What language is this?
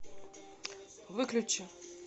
Russian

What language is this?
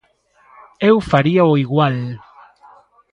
Galician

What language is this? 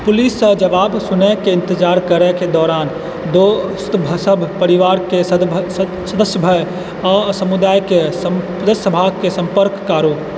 Maithili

